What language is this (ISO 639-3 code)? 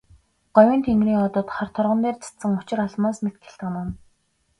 mon